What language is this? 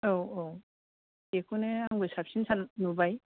Bodo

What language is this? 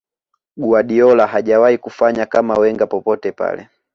Swahili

